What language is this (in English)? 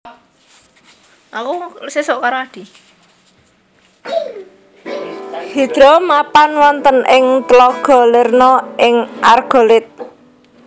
Javanese